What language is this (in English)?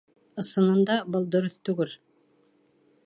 Bashkir